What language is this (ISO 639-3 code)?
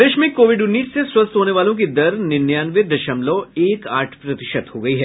hin